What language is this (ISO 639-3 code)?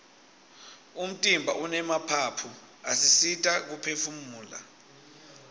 ssw